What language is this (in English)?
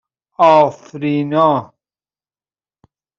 Persian